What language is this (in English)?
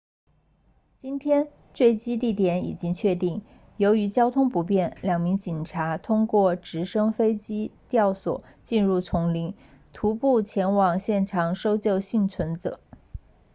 Chinese